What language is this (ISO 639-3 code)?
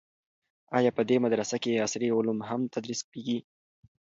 pus